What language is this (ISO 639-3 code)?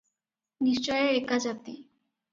ori